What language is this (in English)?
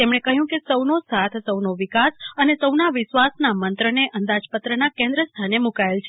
Gujarati